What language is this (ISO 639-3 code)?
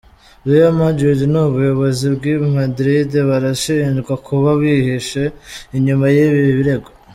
kin